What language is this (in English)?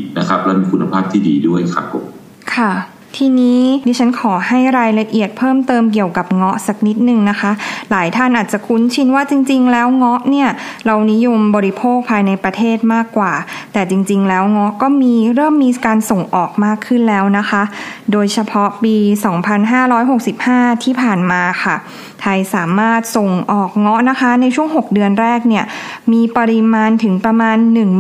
Thai